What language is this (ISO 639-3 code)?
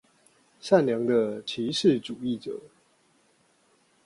zho